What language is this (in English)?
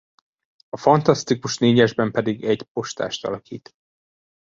Hungarian